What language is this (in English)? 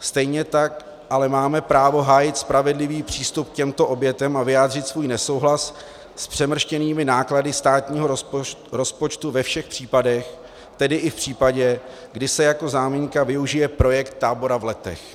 Czech